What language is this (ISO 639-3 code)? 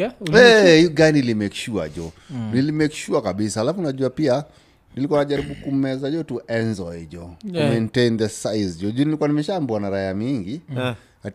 swa